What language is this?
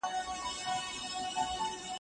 Pashto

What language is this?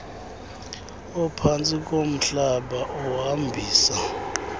Xhosa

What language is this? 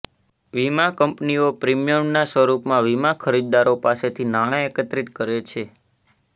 Gujarati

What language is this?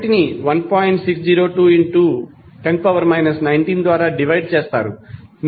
Telugu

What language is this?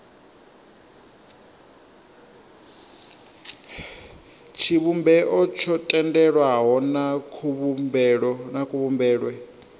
Venda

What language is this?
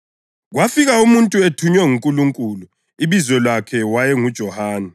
North Ndebele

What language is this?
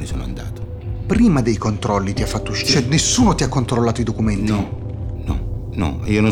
Italian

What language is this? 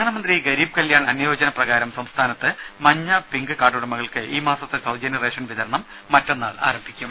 Malayalam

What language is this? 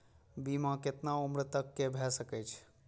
Maithili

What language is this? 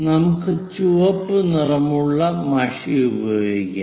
Malayalam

